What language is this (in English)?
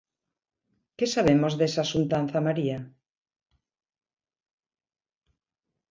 Galician